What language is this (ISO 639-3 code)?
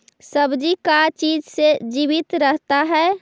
mag